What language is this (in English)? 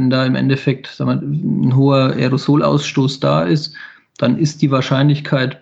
German